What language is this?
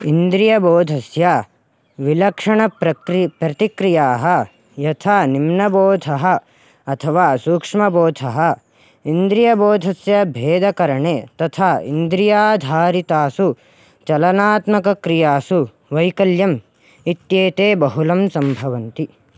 Sanskrit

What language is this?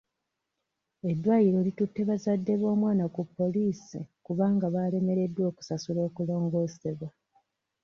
Ganda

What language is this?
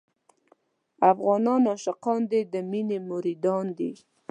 Pashto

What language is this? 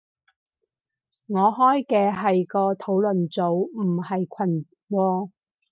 Cantonese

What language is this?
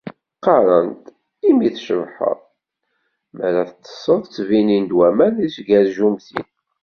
Kabyle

